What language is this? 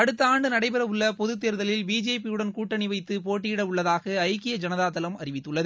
Tamil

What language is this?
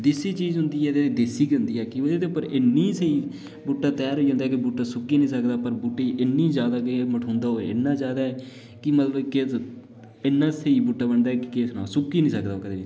Dogri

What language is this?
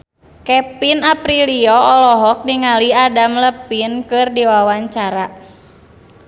Sundanese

